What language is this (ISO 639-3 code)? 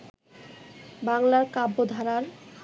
ben